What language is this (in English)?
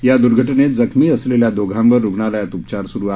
Marathi